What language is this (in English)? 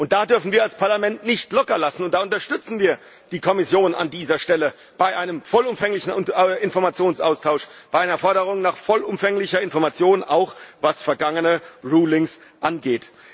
German